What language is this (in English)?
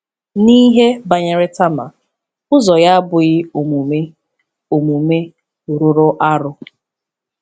Igbo